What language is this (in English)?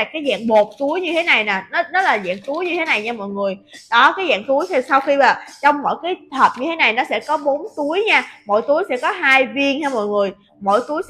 Vietnamese